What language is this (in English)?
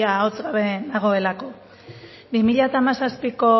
Basque